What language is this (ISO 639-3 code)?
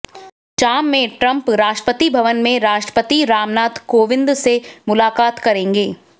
hin